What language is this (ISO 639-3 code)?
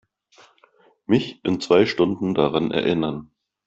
deu